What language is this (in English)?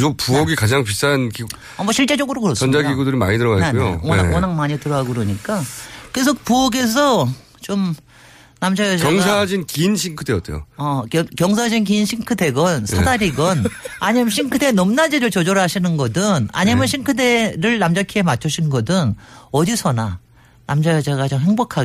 Korean